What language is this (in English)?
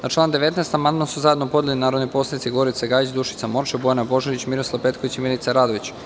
Serbian